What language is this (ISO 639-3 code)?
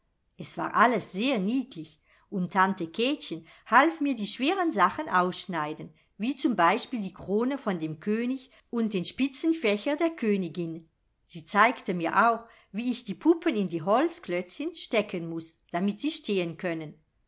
deu